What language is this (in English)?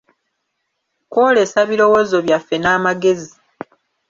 Ganda